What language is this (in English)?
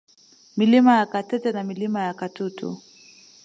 Swahili